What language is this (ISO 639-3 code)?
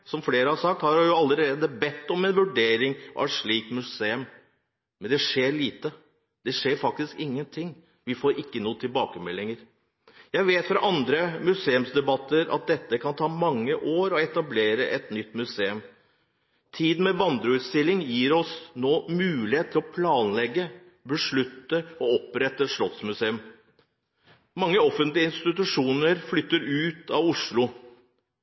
nob